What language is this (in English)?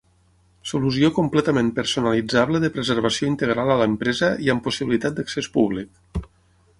Catalan